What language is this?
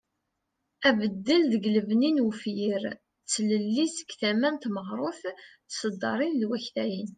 Kabyle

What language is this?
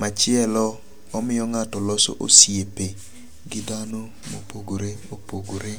Luo (Kenya and Tanzania)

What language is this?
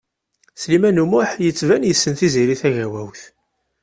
Kabyle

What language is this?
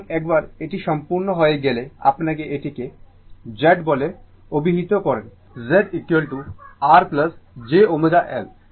Bangla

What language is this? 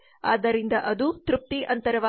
Kannada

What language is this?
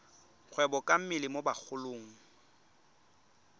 Tswana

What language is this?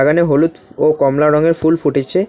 Bangla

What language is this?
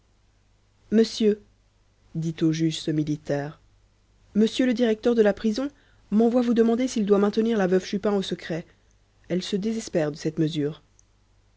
French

